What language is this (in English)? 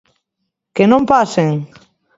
Galician